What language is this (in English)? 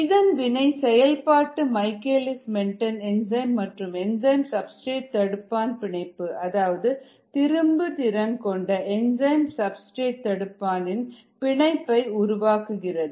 Tamil